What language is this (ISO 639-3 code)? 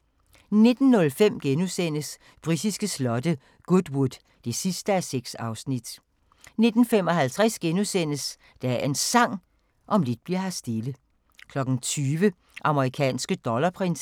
dan